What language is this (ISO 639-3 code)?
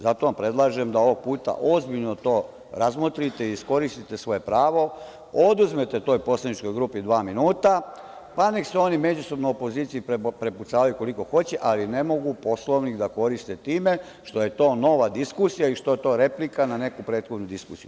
srp